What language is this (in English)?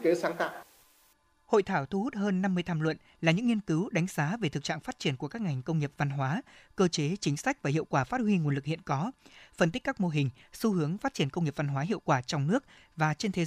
Vietnamese